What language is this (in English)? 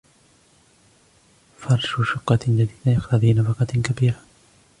Arabic